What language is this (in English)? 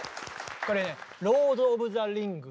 Japanese